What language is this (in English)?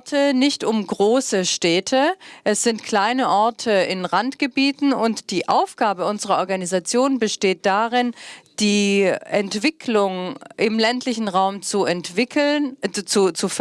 German